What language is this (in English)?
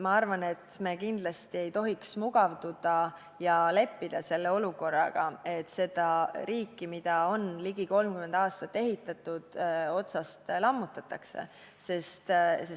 Estonian